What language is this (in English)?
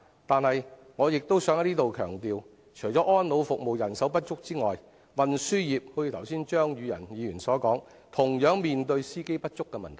Cantonese